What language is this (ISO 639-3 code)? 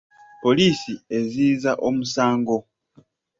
lug